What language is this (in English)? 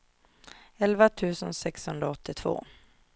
Swedish